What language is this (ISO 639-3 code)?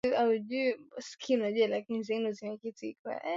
swa